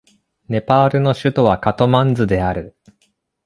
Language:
Japanese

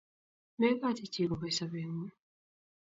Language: Kalenjin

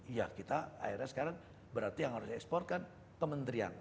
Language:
Indonesian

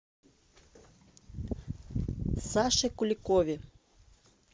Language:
Russian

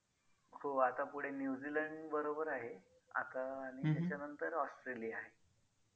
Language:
Marathi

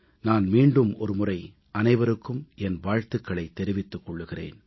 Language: Tamil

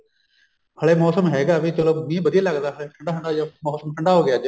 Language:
Punjabi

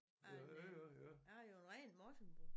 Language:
Danish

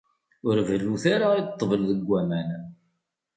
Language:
Kabyle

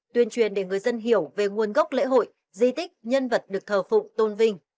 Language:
Vietnamese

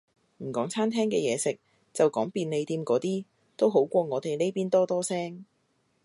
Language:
Cantonese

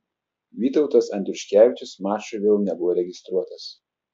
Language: Lithuanian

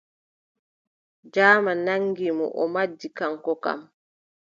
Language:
Adamawa Fulfulde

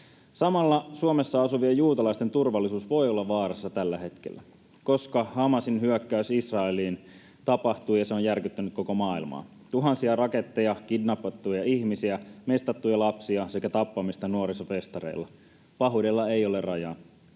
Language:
Finnish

